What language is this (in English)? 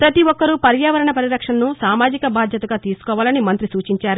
Telugu